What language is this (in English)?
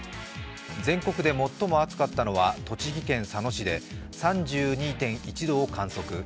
Japanese